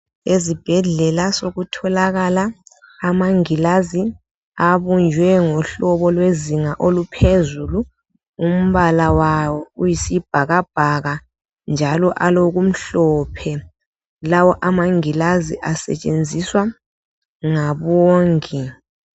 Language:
North Ndebele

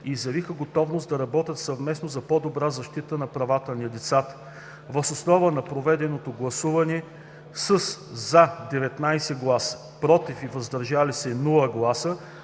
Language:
Bulgarian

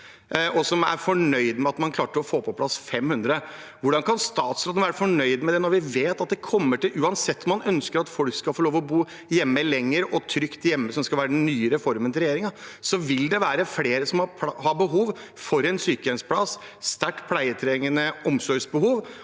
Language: Norwegian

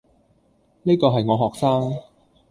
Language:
Cantonese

